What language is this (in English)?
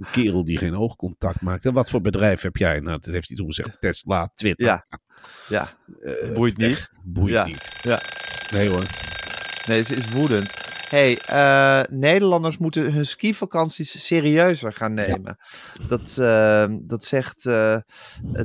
Dutch